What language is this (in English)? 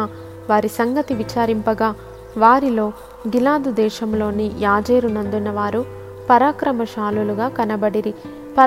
Telugu